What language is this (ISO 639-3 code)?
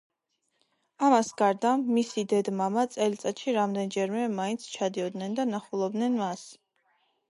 kat